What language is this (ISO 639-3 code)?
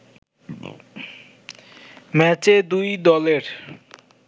ben